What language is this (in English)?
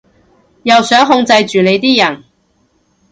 Cantonese